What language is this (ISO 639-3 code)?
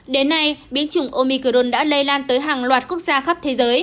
vie